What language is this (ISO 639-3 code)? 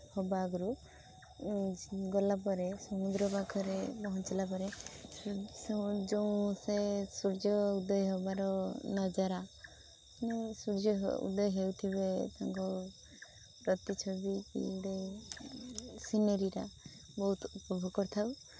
ori